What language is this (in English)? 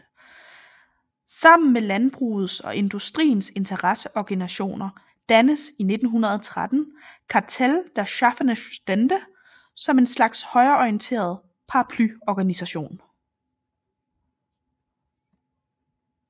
Danish